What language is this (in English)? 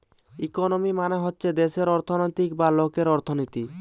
Bangla